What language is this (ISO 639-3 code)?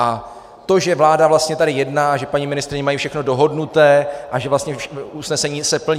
ces